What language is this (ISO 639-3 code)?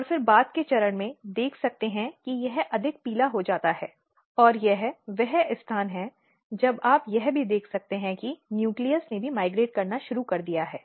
hin